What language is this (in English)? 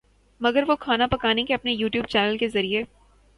Urdu